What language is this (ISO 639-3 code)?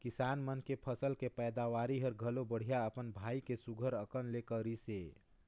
hne